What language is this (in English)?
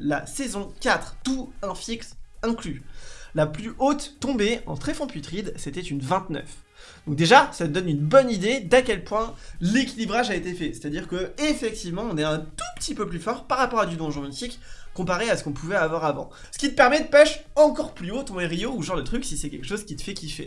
French